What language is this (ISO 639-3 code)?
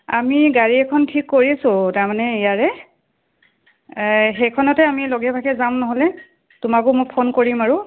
asm